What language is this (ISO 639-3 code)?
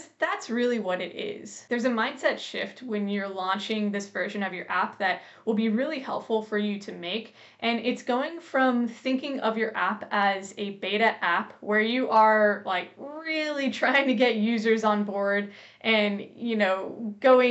eng